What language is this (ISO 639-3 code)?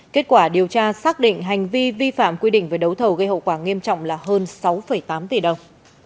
vie